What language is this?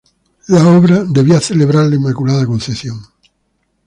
Spanish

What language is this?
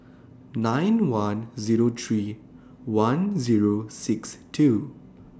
English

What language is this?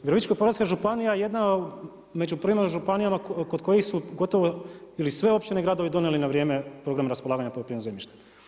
Croatian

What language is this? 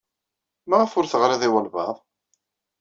Kabyle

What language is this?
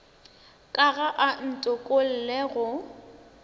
Northern Sotho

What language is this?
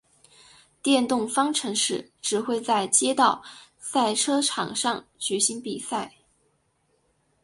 Chinese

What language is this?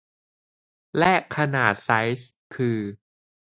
Thai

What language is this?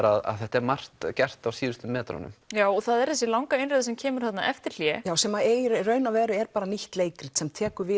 Icelandic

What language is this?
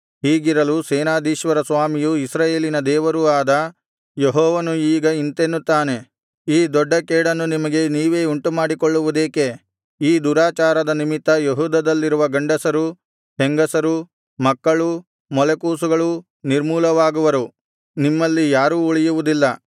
Kannada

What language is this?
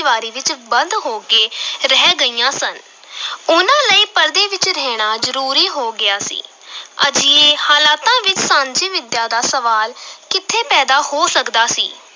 Punjabi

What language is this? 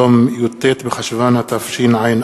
Hebrew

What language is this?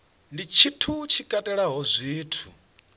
Venda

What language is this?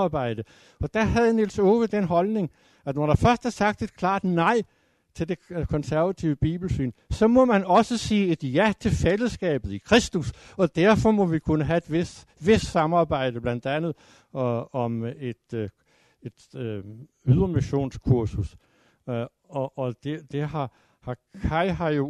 Danish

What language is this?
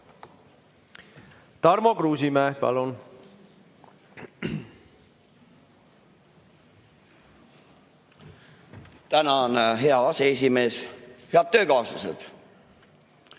Estonian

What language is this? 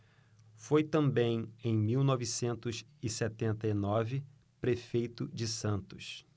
Portuguese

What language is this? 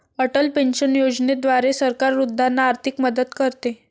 Marathi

